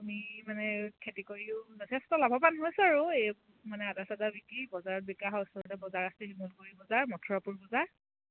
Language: Assamese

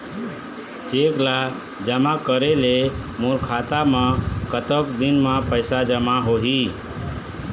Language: Chhattisgarhi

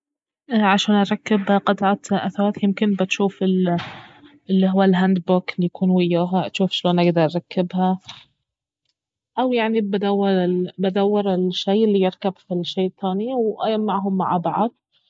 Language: Baharna Arabic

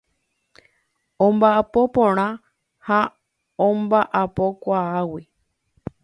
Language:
Guarani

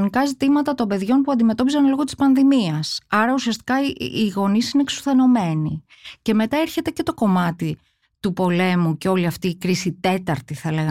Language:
Greek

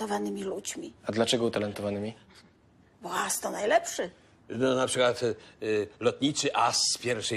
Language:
Polish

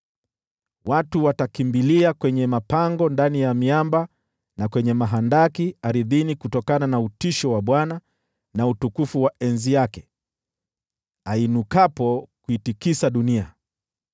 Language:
Swahili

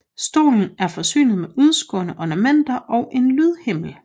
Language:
Danish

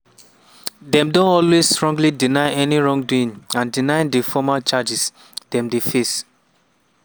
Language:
Nigerian Pidgin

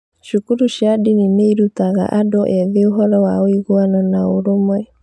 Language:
Kikuyu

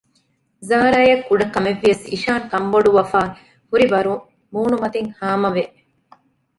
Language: Divehi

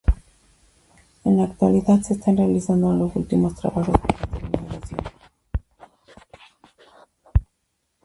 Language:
Spanish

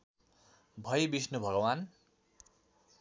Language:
Nepali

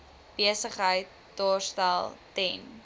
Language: Afrikaans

